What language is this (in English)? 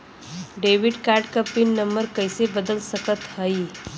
Bhojpuri